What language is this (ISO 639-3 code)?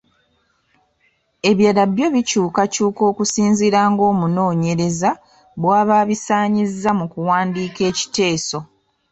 lug